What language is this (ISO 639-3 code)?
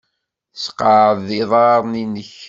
kab